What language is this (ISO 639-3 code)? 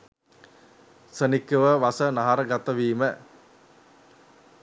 sin